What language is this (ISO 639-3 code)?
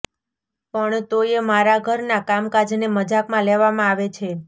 guj